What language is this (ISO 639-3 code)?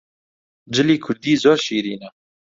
ckb